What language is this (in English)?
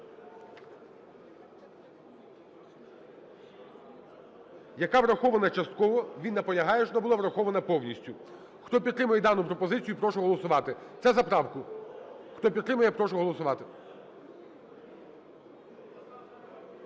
Ukrainian